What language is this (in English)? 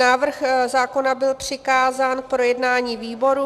Czech